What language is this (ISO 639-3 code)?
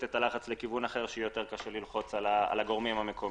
heb